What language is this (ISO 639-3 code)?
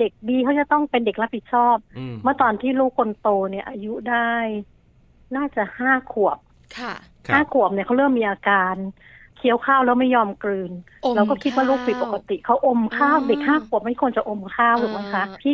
tha